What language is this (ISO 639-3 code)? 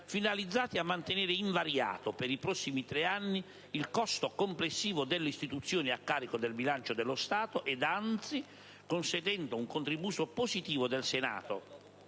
ita